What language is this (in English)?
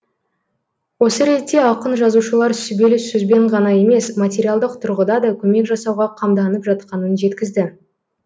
Kazakh